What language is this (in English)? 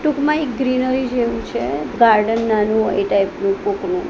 Gujarati